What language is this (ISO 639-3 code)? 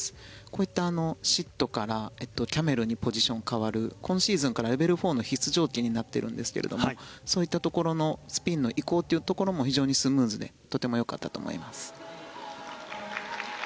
jpn